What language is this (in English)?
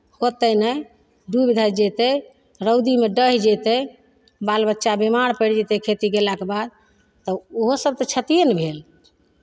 Maithili